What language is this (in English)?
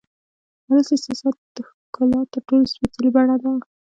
Pashto